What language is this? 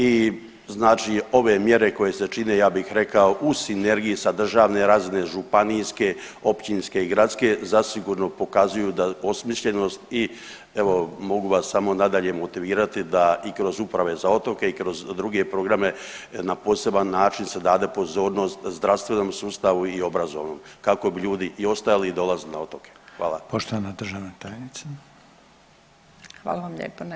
Croatian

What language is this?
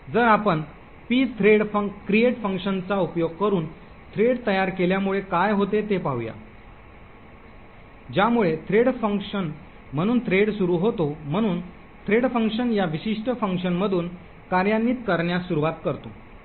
Marathi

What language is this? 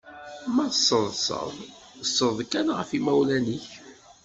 Kabyle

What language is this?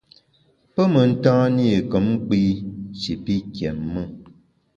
Bamun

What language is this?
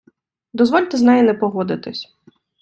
Ukrainian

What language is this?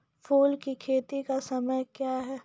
Maithili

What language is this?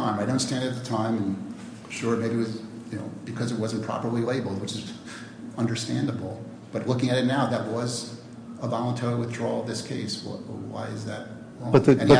English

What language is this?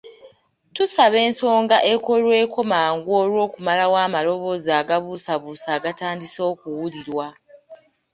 Ganda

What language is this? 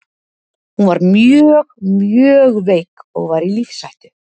Icelandic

